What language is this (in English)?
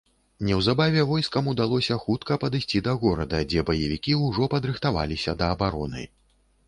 Belarusian